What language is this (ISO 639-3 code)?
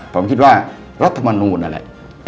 tha